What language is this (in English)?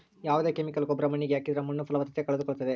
Kannada